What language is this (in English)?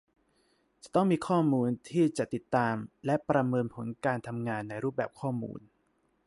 Thai